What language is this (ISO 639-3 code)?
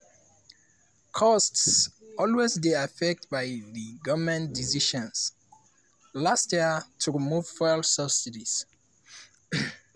pcm